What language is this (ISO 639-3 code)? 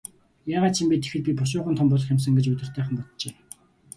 mon